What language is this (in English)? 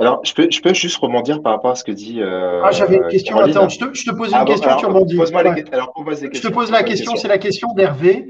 French